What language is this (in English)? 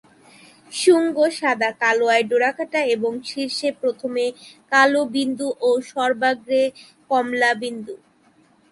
Bangla